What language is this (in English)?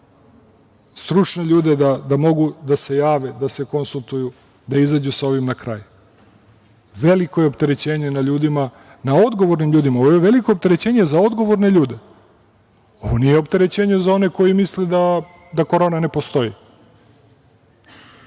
Serbian